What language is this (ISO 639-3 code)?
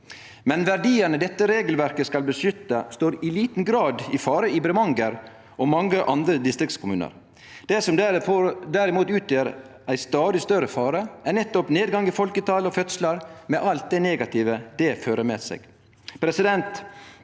nor